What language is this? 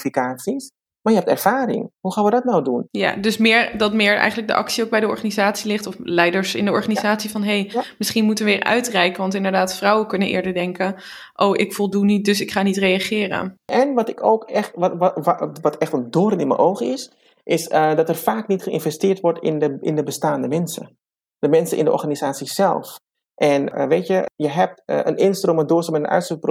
Dutch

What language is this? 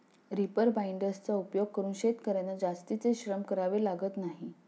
Marathi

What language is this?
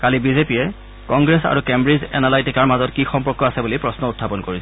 Assamese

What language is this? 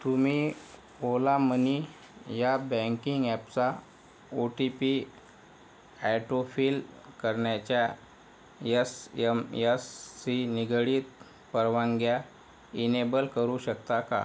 Marathi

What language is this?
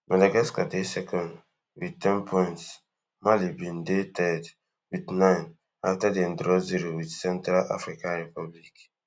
Nigerian Pidgin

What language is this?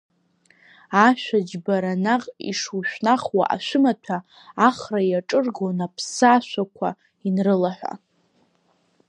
Abkhazian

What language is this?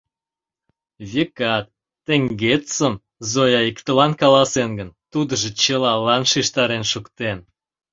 Mari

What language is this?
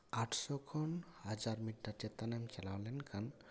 Santali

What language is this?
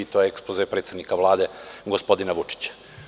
Serbian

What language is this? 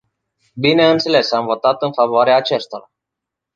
Romanian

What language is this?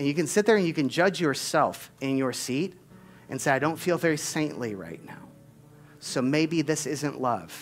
English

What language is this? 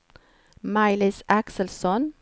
Swedish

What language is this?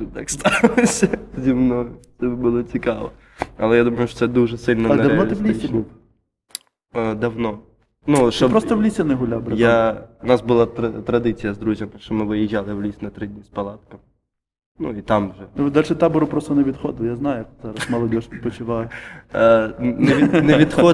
Ukrainian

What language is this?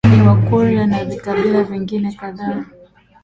Swahili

